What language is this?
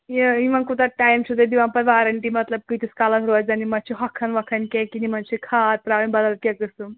Kashmiri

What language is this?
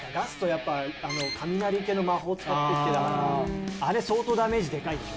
Japanese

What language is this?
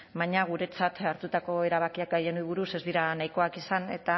Basque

